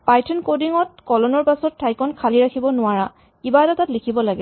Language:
Assamese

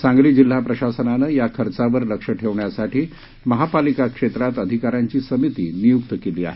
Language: Marathi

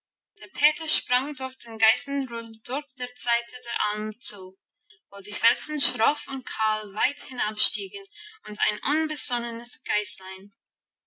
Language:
German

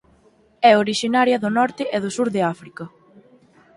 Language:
Galician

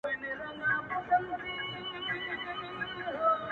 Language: Pashto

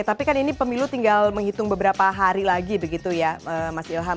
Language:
Indonesian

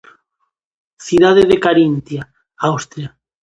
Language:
Galician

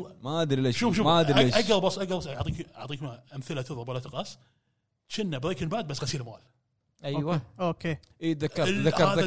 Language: Arabic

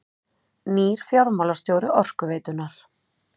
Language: Icelandic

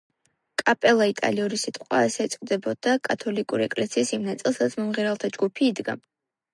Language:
Georgian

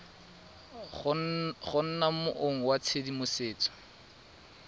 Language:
Tswana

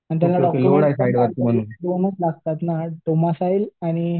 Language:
Marathi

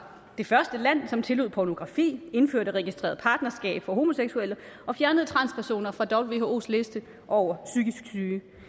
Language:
Danish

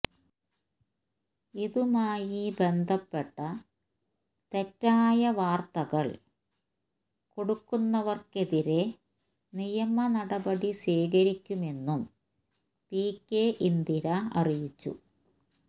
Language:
Malayalam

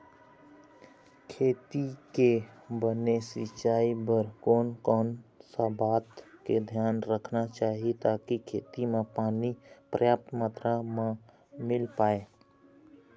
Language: Chhattisgarhi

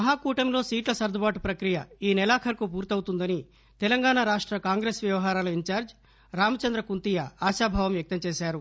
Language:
Telugu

